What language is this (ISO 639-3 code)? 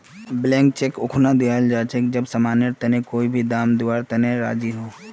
mag